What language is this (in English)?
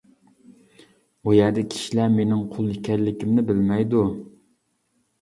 Uyghur